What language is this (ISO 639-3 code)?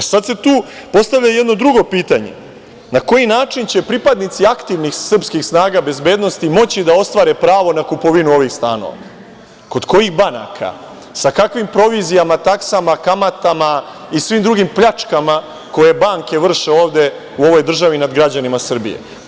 srp